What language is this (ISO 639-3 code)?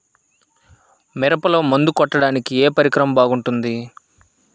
tel